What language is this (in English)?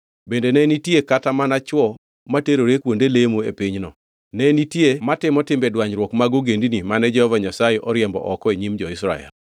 Luo (Kenya and Tanzania)